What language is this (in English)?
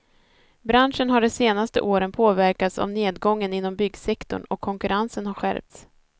Swedish